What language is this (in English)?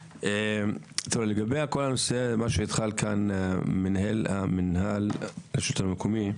Hebrew